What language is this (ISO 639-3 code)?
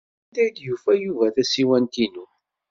kab